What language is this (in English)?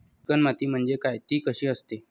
Marathi